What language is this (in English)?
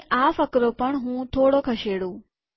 Gujarati